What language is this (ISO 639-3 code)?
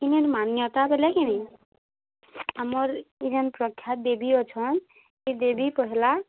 ori